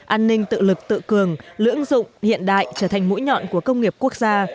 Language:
Vietnamese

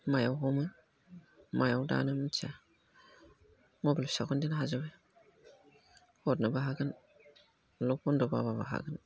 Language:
Bodo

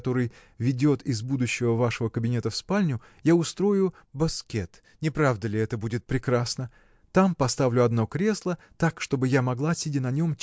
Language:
Russian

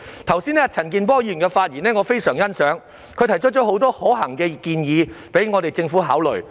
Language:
Cantonese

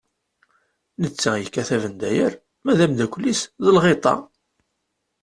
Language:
Kabyle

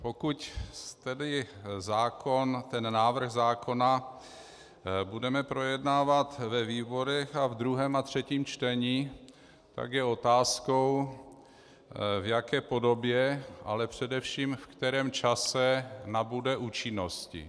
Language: Czech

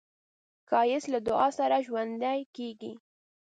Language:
Pashto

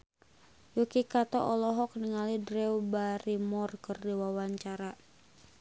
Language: Sundanese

